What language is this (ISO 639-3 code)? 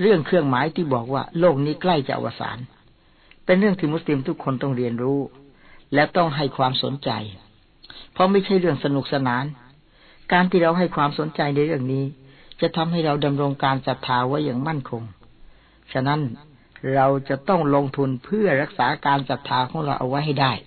tha